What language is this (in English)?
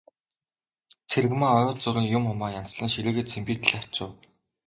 Mongolian